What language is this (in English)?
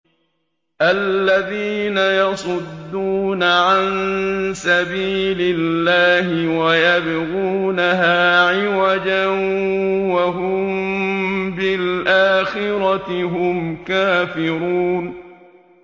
Arabic